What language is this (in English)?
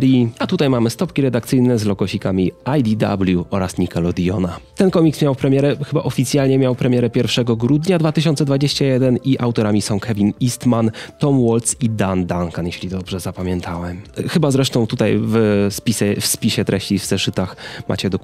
Polish